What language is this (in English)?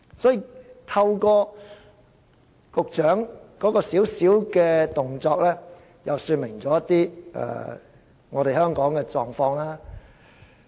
Cantonese